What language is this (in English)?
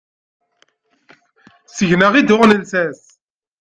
Kabyle